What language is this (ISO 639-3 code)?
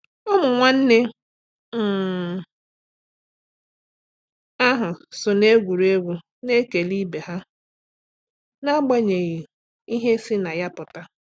ibo